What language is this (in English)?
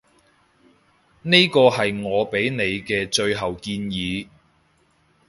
Cantonese